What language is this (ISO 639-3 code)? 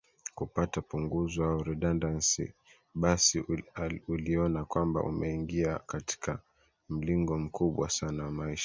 swa